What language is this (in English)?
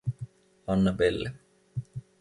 Finnish